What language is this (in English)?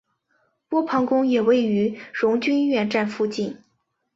Chinese